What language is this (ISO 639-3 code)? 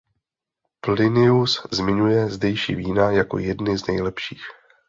ces